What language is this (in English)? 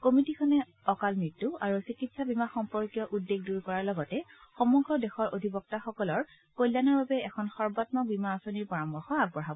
Assamese